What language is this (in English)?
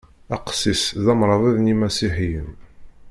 Kabyle